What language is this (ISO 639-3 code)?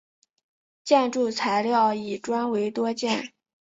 zho